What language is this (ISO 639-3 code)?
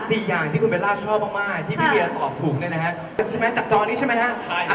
tha